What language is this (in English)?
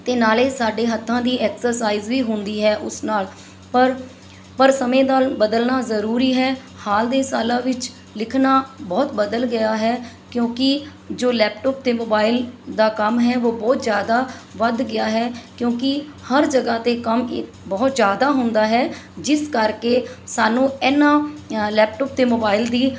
Punjabi